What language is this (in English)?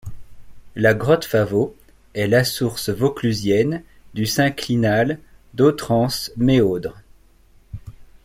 French